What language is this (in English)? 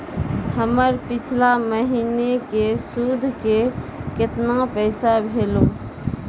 Maithili